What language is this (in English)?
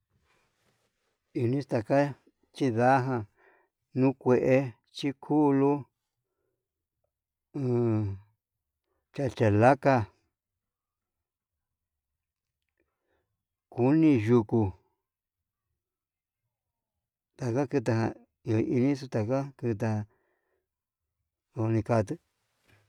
Yutanduchi Mixtec